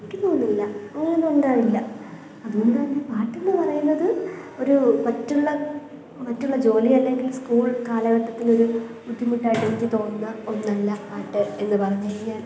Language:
Malayalam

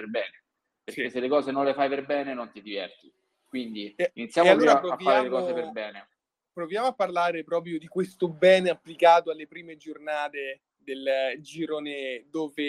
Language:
Italian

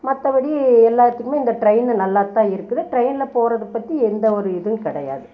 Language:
Tamil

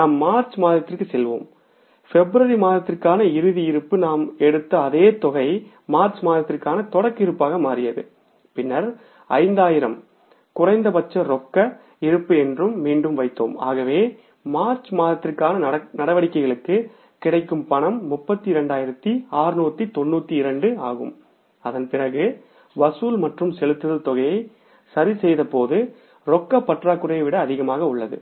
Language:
Tamil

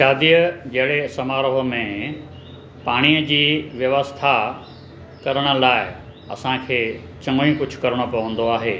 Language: Sindhi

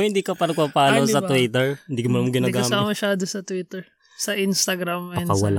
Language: Filipino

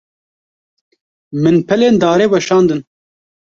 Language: Kurdish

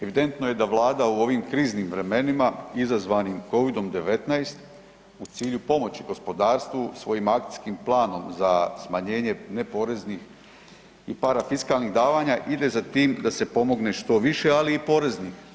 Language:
Croatian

